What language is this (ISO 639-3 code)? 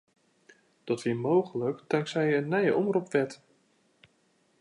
fry